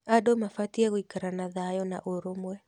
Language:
Kikuyu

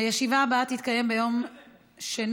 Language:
Hebrew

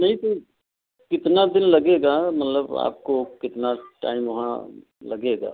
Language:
Hindi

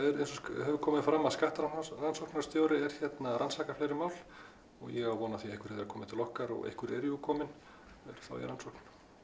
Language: Icelandic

